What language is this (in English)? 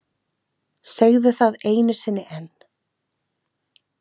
Icelandic